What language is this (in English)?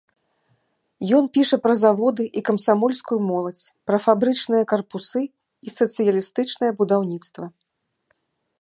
Belarusian